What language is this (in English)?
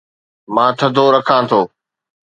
Sindhi